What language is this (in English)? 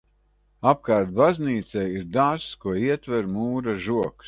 Latvian